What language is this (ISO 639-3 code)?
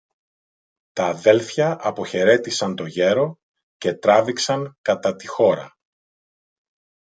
ell